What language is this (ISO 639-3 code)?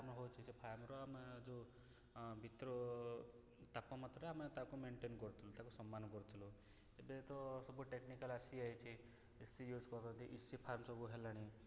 ori